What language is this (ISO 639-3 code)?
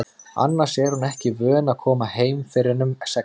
isl